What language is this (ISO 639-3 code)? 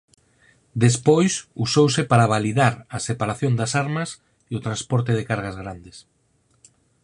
glg